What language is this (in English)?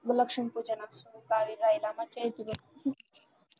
Marathi